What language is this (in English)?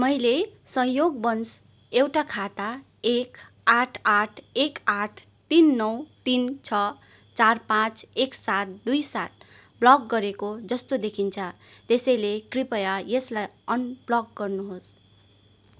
Nepali